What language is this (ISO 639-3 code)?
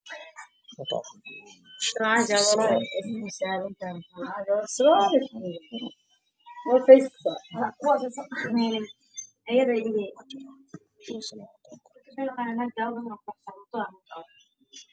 som